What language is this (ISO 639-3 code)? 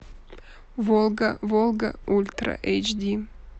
rus